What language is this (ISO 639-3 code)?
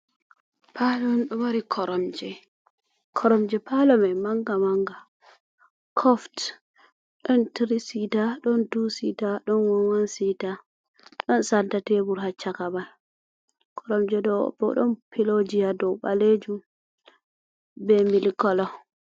ful